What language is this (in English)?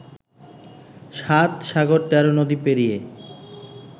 Bangla